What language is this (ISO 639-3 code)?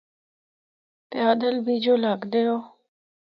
hno